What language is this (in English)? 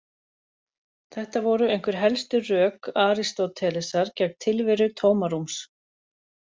Icelandic